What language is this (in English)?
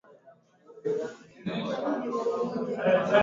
Swahili